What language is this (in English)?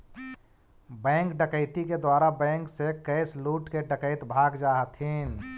Magahi